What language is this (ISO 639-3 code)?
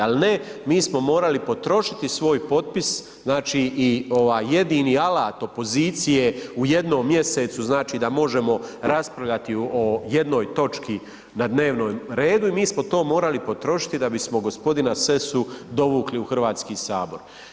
hrv